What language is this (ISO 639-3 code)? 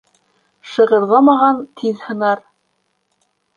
bak